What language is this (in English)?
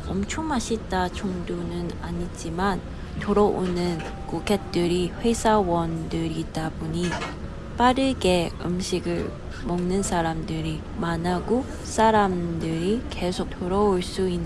Korean